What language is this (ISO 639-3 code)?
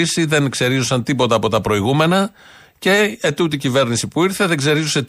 ell